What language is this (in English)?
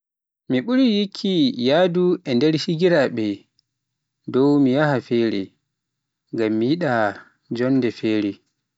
Pular